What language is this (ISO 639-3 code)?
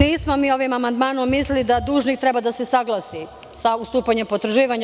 srp